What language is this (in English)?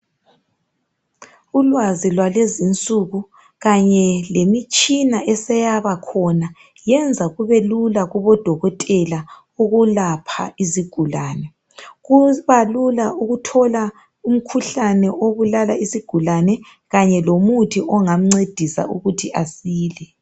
North Ndebele